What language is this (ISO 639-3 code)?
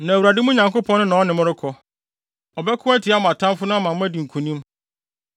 aka